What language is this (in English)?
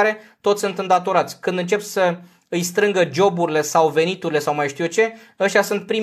Romanian